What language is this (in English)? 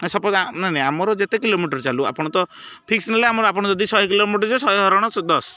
Odia